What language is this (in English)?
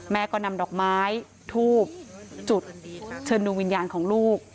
Thai